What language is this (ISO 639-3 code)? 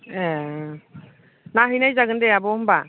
brx